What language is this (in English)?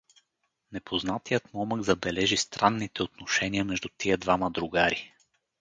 Bulgarian